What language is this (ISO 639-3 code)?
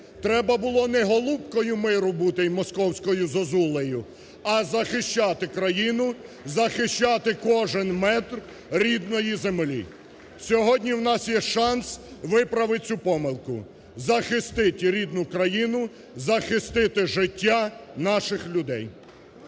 ukr